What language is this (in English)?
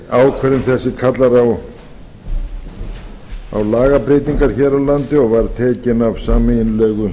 Icelandic